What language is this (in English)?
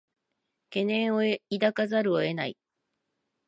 Japanese